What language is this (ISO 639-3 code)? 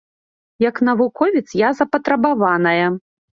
bel